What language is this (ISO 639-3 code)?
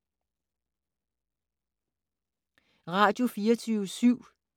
dan